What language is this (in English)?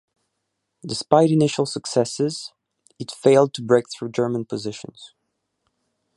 English